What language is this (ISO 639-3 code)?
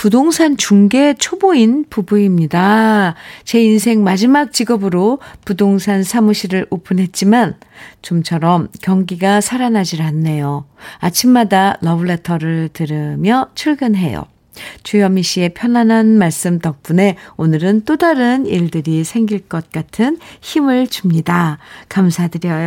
kor